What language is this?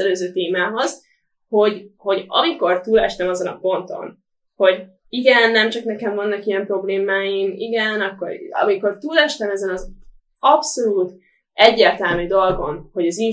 Hungarian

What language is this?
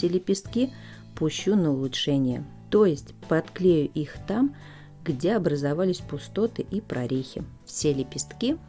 Russian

